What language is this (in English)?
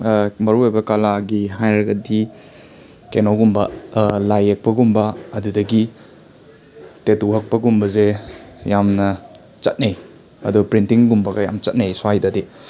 Manipuri